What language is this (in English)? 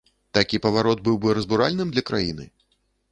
Belarusian